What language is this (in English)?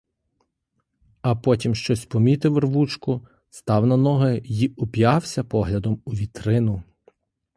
Ukrainian